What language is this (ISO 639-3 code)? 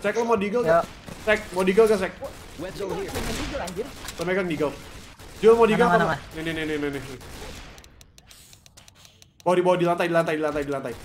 ind